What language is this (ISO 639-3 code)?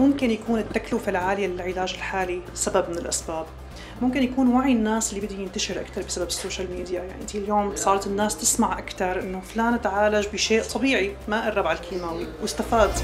ara